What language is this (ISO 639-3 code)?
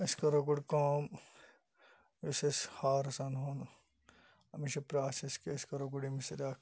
kas